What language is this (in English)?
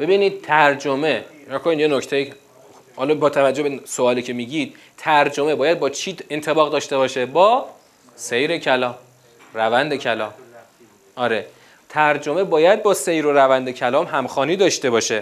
Persian